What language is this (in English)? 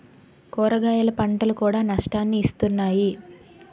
Telugu